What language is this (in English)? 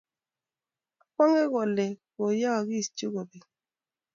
Kalenjin